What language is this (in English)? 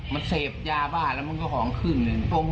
Thai